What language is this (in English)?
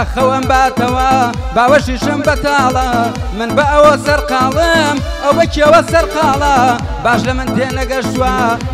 Romanian